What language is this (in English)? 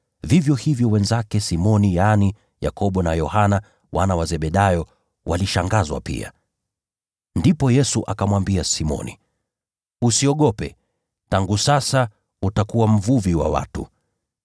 Swahili